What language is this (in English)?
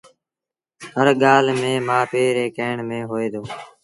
Sindhi Bhil